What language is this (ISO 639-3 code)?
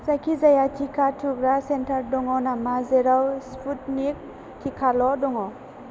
brx